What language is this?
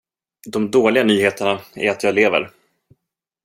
Swedish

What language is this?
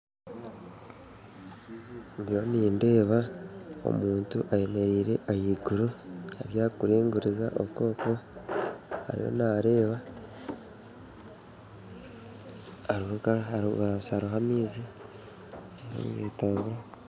Nyankole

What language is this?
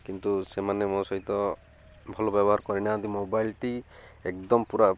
Odia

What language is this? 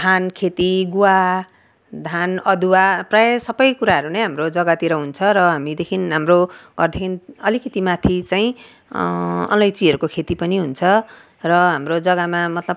Nepali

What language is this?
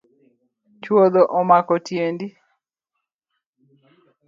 Luo (Kenya and Tanzania)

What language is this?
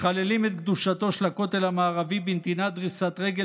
Hebrew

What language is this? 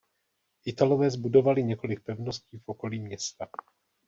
Czech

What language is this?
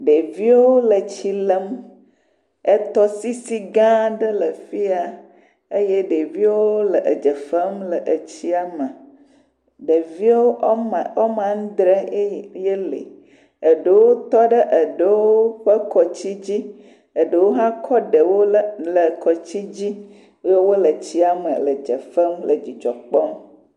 Ewe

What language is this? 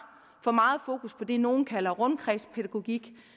Danish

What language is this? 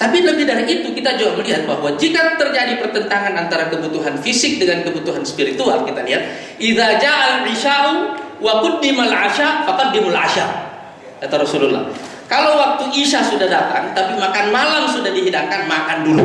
Indonesian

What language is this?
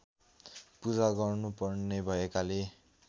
Nepali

